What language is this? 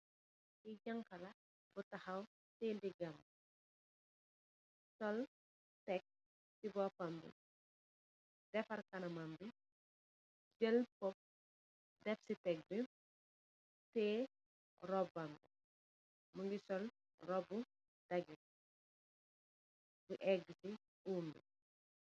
Wolof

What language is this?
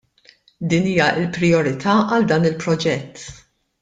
Maltese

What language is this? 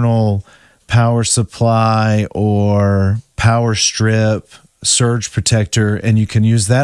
English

